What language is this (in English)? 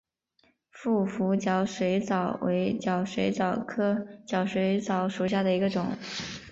Chinese